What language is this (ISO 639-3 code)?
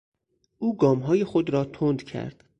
fas